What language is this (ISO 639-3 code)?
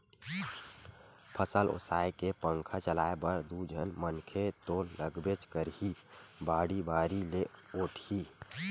hne